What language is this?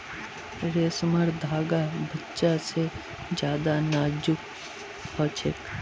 Magahi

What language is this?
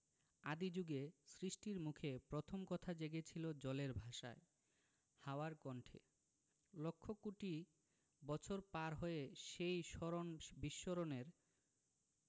Bangla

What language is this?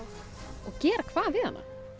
Icelandic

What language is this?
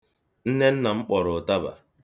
Igbo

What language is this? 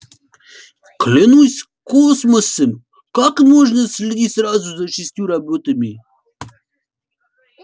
Russian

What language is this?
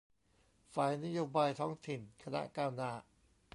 Thai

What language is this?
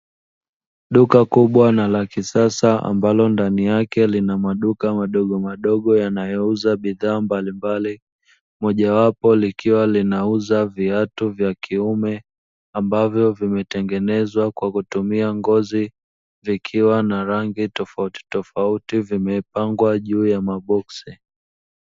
Swahili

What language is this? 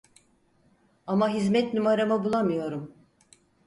Turkish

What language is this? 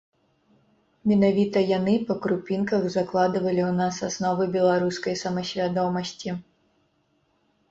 Belarusian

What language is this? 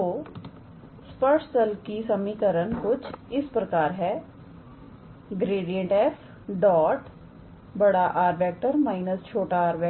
Hindi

